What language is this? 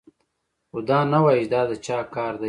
Pashto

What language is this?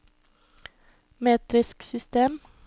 Norwegian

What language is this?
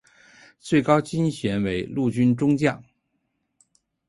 Chinese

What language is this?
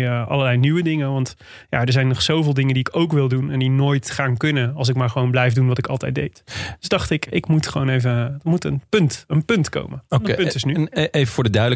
Dutch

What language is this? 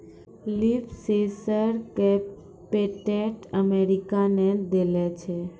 Maithili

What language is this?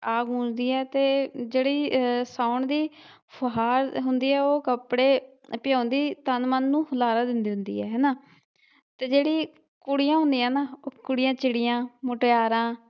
Punjabi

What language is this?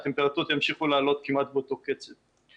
Hebrew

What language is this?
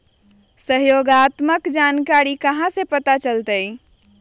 Magahi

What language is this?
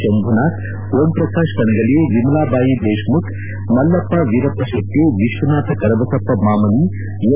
Kannada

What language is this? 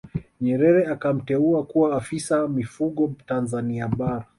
Swahili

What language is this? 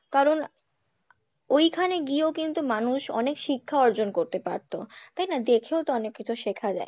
Bangla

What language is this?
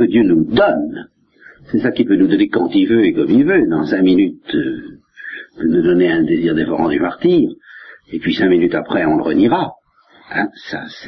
French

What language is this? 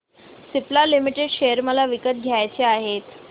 Marathi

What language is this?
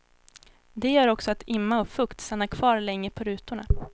Swedish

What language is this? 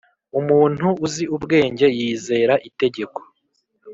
Kinyarwanda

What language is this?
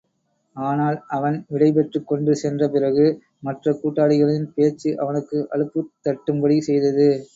Tamil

